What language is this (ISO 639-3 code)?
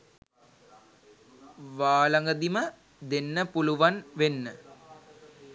sin